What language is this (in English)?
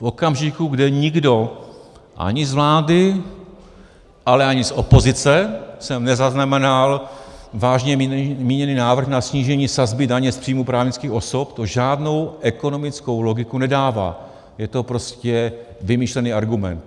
Czech